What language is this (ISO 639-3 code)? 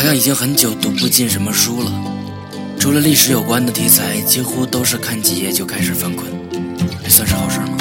zho